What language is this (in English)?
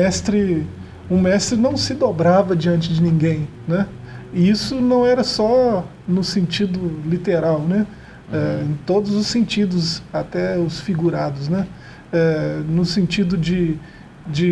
Portuguese